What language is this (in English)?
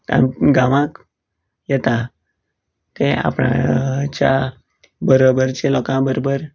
Konkani